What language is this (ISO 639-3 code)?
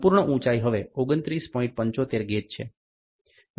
guj